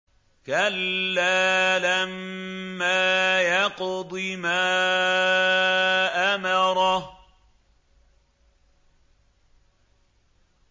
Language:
Arabic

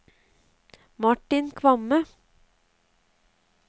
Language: Norwegian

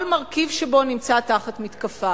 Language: Hebrew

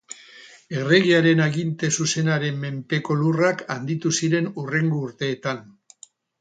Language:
Basque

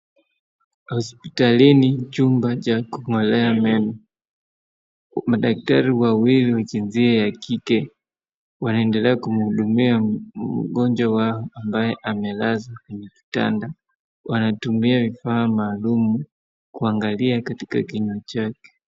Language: Swahili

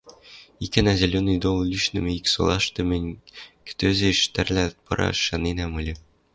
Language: Western Mari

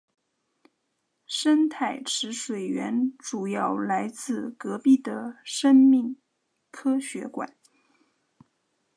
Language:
Chinese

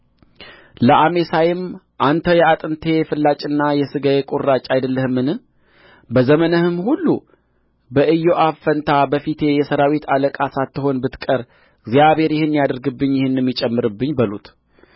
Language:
Amharic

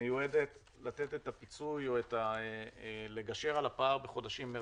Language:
Hebrew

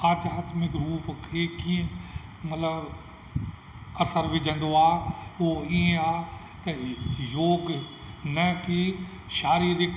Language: Sindhi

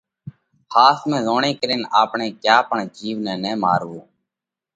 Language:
Parkari Koli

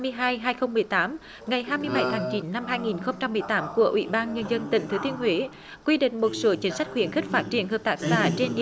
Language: Vietnamese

